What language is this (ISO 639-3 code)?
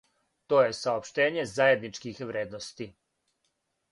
srp